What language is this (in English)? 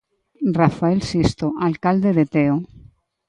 Galician